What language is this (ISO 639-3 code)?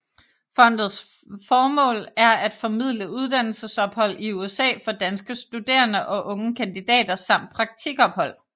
dan